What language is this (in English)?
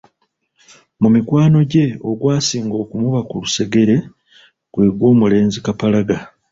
Ganda